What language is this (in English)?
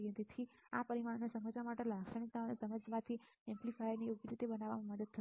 Gujarati